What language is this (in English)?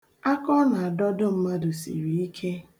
Igbo